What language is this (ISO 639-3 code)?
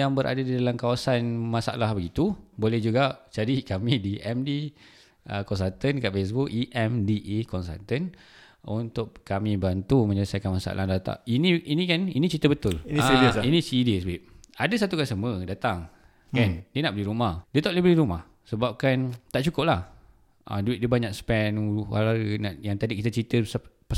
msa